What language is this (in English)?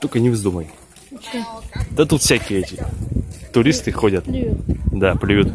Russian